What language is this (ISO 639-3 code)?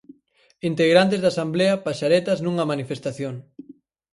glg